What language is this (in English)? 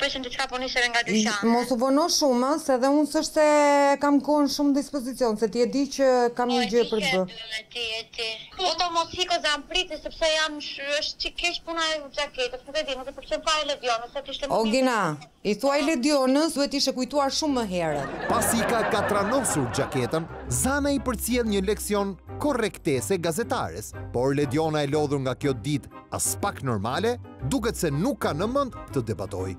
Romanian